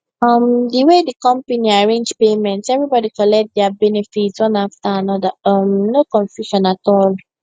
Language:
Nigerian Pidgin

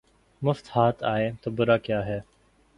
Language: Urdu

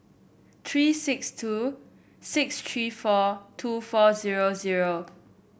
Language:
English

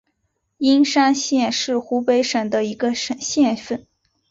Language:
Chinese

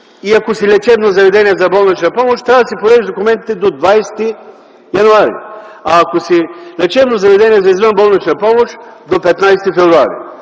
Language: Bulgarian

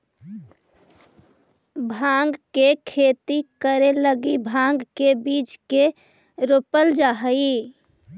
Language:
Magahi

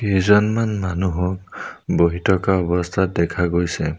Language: Assamese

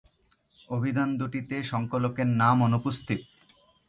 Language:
Bangla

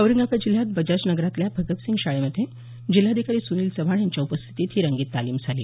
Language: Marathi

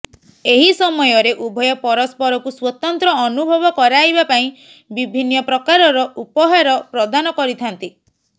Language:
Odia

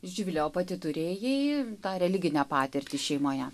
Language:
Lithuanian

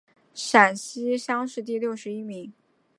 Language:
Chinese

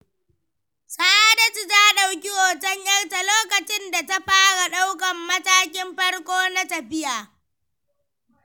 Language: Hausa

